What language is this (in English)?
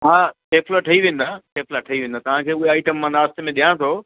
Sindhi